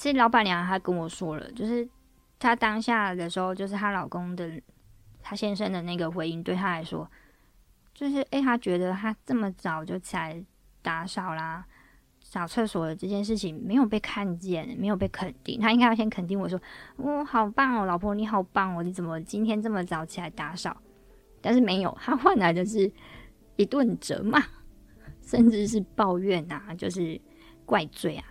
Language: Chinese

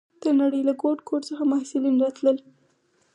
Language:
Pashto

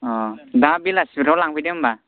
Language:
Bodo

